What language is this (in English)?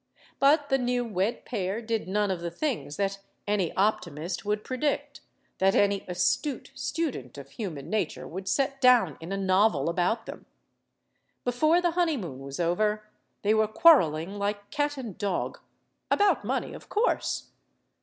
English